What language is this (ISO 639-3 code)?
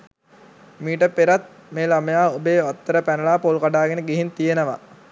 sin